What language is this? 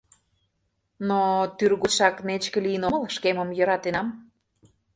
Mari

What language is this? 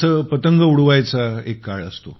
Marathi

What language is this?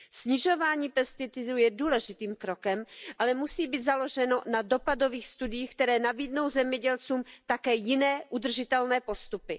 Czech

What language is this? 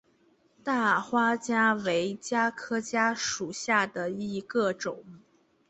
Chinese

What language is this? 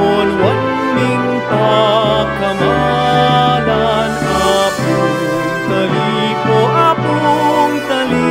Romanian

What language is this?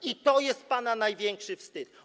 Polish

